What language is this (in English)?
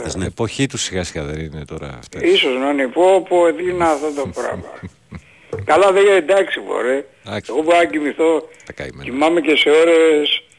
Greek